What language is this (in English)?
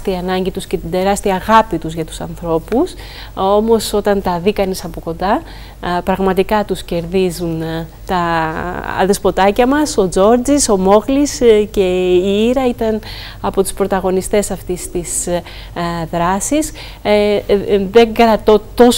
Greek